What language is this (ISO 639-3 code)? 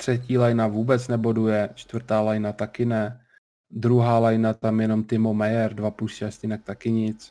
ces